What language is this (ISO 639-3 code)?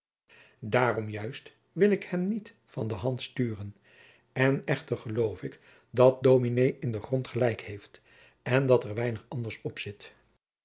nld